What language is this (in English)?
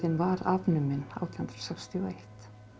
Icelandic